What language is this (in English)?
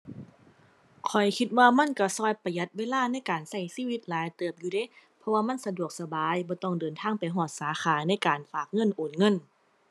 Thai